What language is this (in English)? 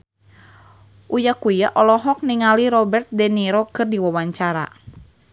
Sundanese